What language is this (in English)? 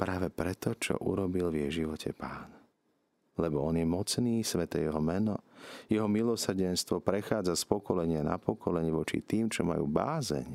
Slovak